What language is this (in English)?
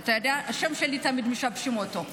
Hebrew